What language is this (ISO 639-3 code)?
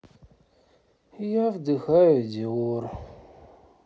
rus